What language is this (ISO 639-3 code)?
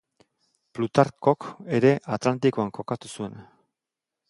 eus